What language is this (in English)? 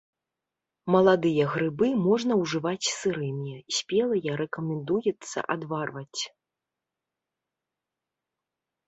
Belarusian